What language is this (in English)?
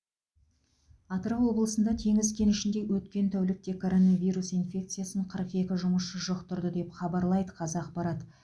Kazakh